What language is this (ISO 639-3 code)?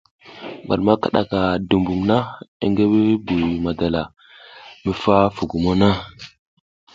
giz